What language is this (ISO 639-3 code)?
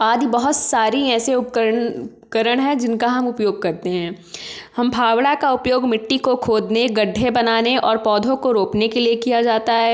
hin